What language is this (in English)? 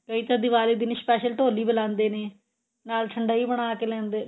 Punjabi